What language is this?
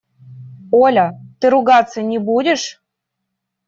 Russian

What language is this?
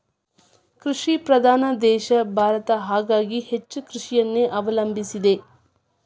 Kannada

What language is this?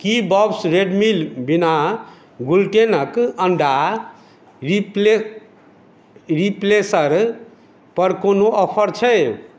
Maithili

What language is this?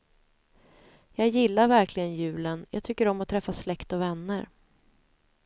Swedish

